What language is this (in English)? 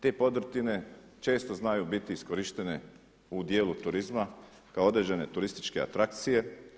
Croatian